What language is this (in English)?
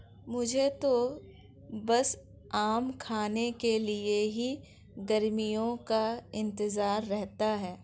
Hindi